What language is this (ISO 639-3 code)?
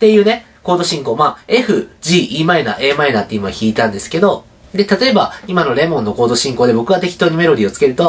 jpn